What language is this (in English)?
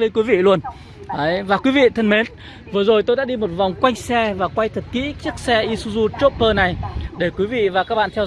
Vietnamese